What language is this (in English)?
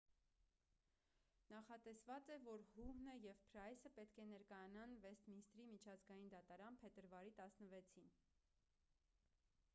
Armenian